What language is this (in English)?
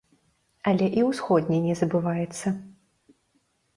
Belarusian